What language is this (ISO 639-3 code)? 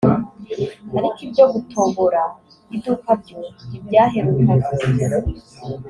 kin